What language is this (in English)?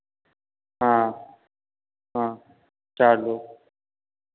Hindi